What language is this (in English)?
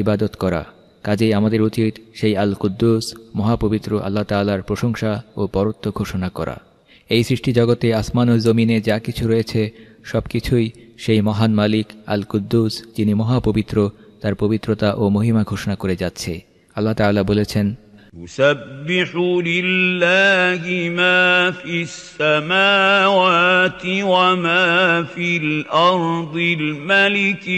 Turkish